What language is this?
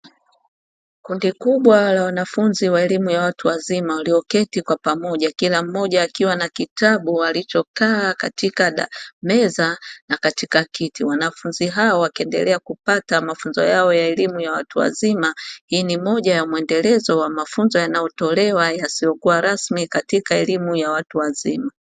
Swahili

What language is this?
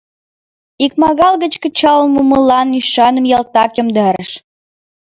Mari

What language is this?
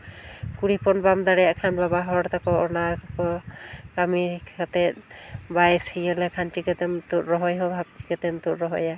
Santali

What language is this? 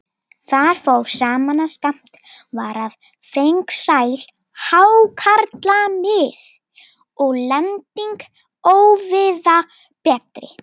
Icelandic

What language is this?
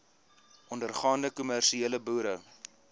Afrikaans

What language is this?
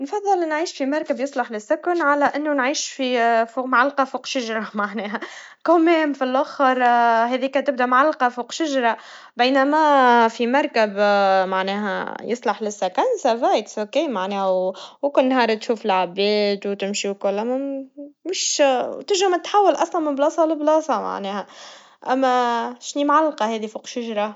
Tunisian Arabic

